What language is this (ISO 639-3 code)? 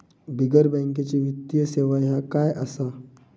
mar